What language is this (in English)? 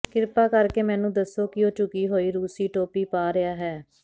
Punjabi